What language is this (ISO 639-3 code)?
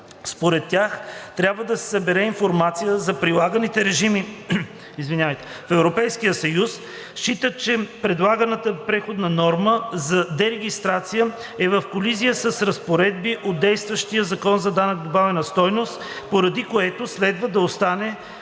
bul